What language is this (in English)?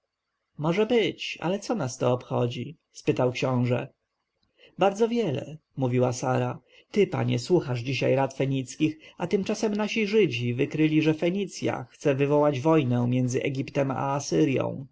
Polish